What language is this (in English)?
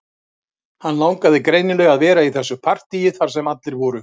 Icelandic